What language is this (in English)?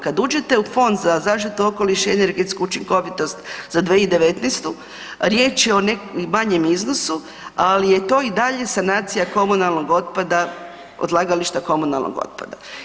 Croatian